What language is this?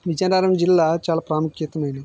Telugu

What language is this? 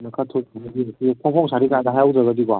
Manipuri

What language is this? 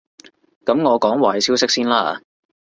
Cantonese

